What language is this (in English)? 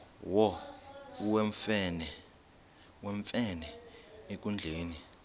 Xhosa